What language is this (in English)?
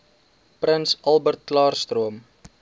Afrikaans